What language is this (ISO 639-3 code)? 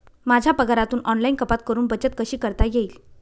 mar